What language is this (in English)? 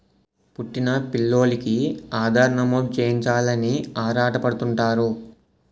Telugu